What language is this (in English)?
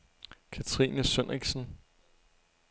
Danish